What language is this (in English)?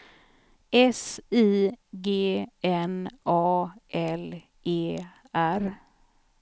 Swedish